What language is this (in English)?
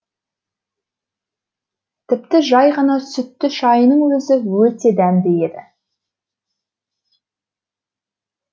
Kazakh